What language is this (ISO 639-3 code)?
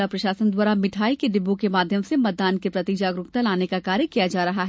hin